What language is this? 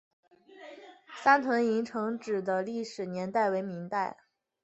Chinese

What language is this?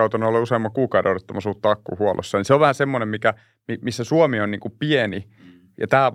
Finnish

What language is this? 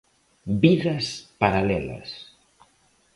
Galician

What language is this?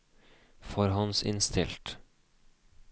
Norwegian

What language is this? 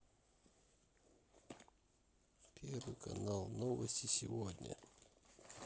Russian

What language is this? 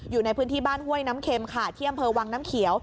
Thai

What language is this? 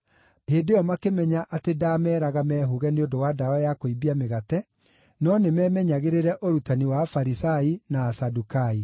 Kikuyu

